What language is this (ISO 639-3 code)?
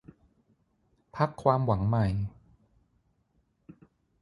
tha